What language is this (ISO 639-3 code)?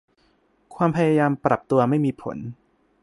tha